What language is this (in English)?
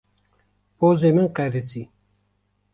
Kurdish